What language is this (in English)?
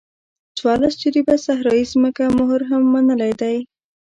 Pashto